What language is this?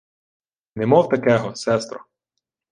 Ukrainian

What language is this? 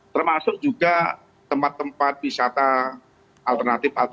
Indonesian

